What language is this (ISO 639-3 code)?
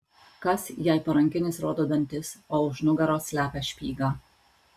lit